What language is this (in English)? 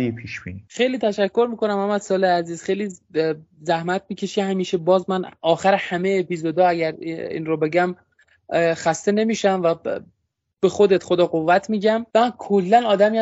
Persian